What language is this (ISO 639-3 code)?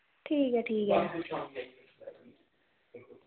doi